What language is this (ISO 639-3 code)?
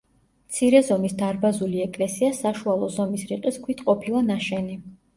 kat